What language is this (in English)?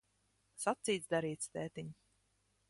Latvian